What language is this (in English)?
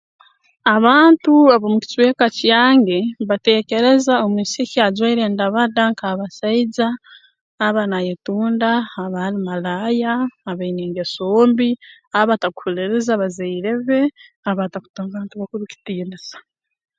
Tooro